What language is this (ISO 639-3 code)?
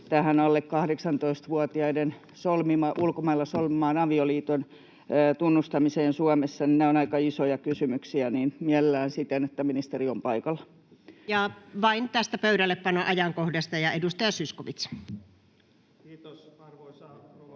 fin